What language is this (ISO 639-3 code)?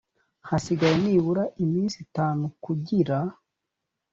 kin